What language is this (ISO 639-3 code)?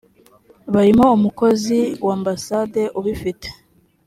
kin